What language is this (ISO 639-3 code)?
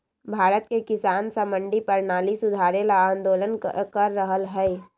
mag